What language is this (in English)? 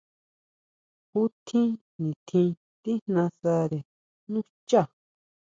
Huautla Mazatec